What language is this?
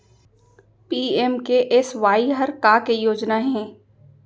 Chhattisgarhi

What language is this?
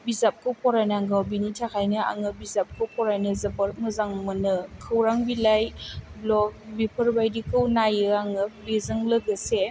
Bodo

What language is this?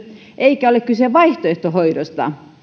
Finnish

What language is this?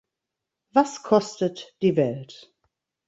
German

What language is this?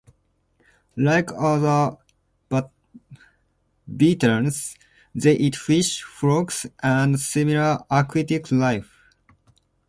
English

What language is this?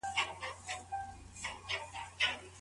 Pashto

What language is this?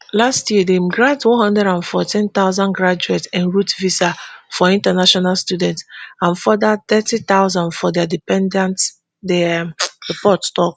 Nigerian Pidgin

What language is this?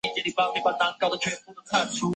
Chinese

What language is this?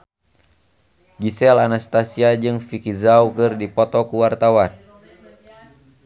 Sundanese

